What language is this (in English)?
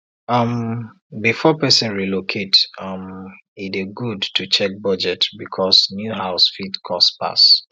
Nigerian Pidgin